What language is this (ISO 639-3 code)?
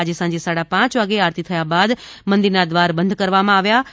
guj